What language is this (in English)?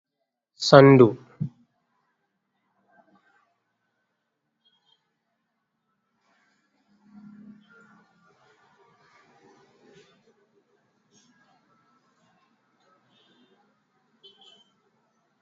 Fula